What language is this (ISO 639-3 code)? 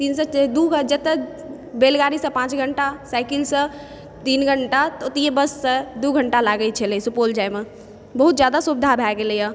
mai